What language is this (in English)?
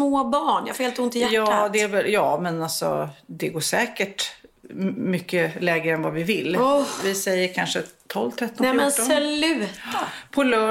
Swedish